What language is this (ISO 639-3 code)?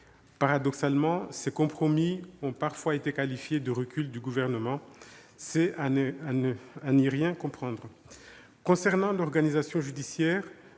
fra